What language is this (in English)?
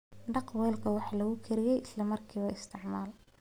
Somali